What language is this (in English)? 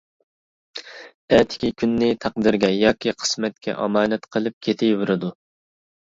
Uyghur